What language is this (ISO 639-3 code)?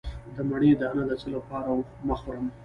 pus